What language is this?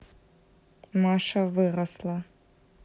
Russian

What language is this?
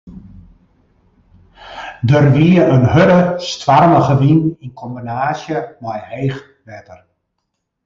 Western Frisian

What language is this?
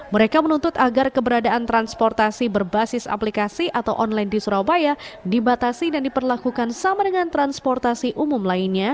Indonesian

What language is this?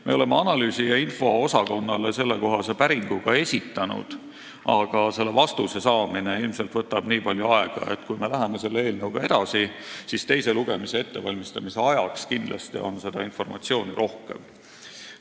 Estonian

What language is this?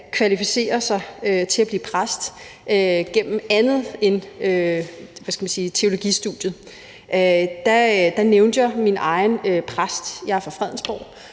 Danish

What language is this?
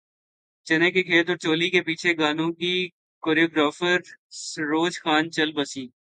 Urdu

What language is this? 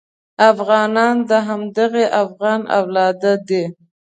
Pashto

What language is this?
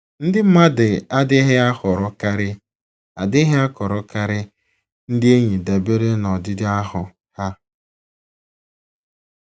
Igbo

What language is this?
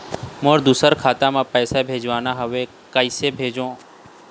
Chhattisgarhi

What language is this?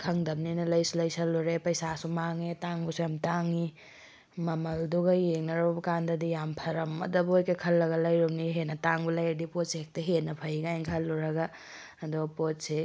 Manipuri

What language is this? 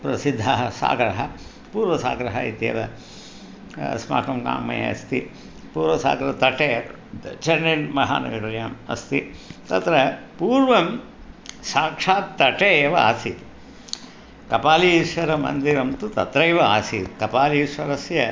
Sanskrit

